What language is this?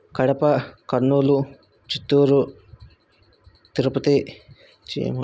Telugu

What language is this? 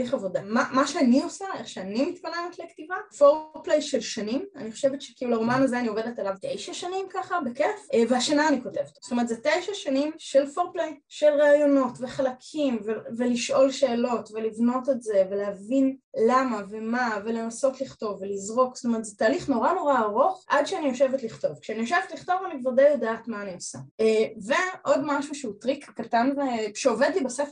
Hebrew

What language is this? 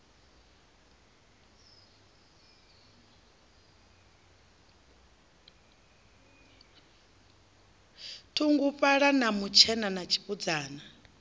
Venda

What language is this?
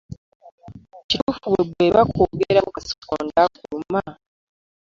Ganda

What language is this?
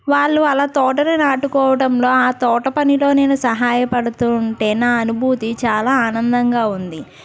Telugu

